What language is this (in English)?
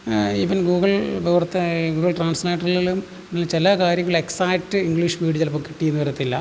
Malayalam